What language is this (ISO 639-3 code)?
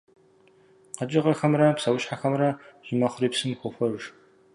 kbd